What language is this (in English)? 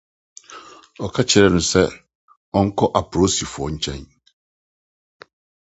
Akan